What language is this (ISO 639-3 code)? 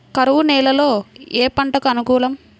tel